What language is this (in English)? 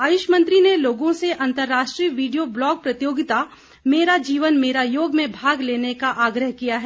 Hindi